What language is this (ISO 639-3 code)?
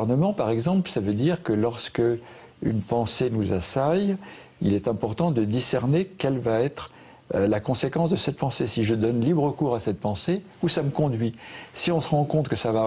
fra